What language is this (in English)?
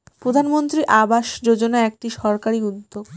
Bangla